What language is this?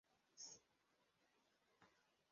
Kinyarwanda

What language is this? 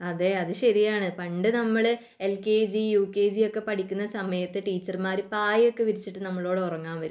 Malayalam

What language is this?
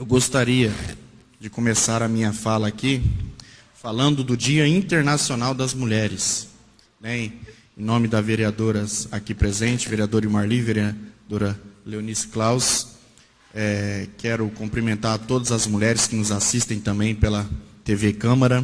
Portuguese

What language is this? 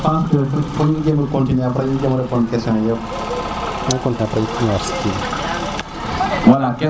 Serer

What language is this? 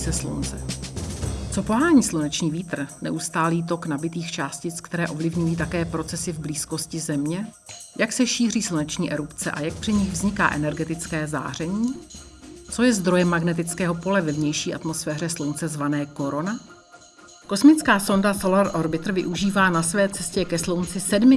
Czech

